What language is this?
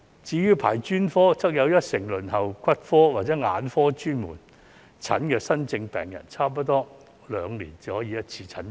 Cantonese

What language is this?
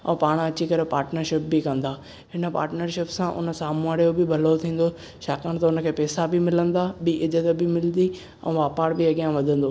Sindhi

